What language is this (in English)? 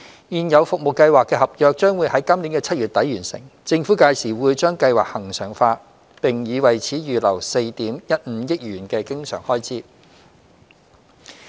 Cantonese